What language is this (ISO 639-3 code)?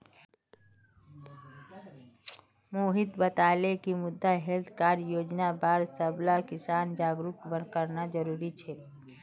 mag